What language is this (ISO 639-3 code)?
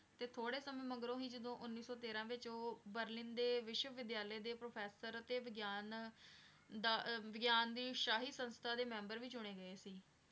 pan